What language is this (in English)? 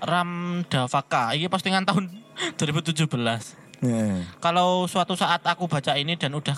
Indonesian